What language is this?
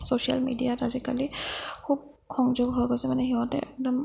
Assamese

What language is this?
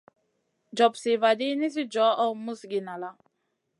Masana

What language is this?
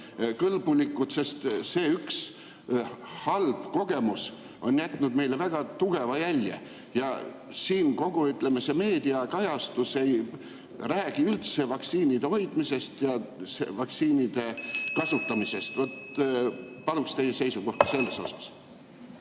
Estonian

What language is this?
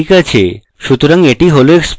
Bangla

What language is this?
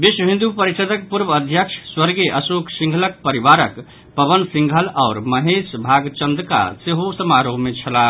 Maithili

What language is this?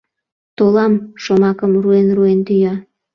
Mari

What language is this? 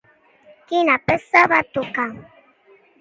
Catalan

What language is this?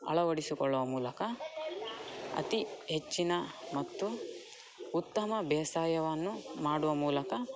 Kannada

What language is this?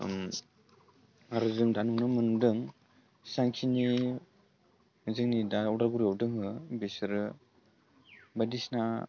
Bodo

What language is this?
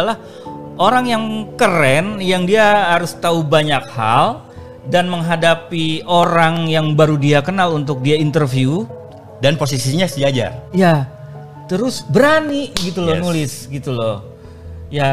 Indonesian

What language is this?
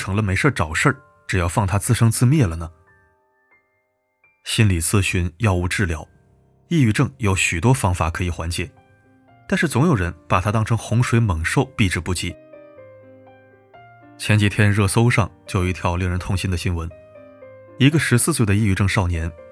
Chinese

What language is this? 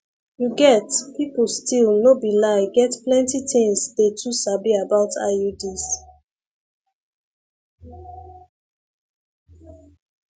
Nigerian Pidgin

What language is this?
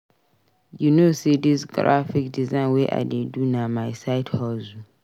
Nigerian Pidgin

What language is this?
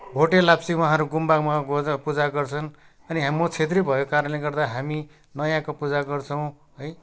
Nepali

